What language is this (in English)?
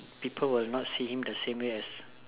English